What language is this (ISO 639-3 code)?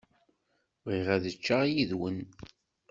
kab